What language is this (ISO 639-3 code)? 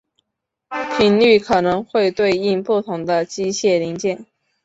zho